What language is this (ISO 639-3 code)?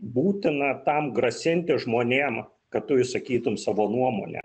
lit